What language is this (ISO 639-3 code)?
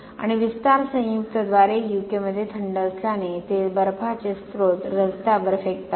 mar